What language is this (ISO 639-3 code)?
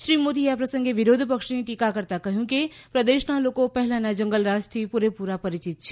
guj